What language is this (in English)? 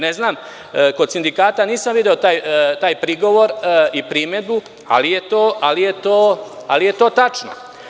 Serbian